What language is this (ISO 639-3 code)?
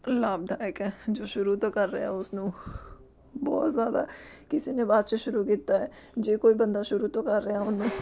pan